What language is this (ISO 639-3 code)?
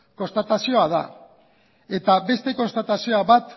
eus